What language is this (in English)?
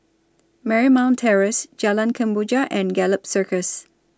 English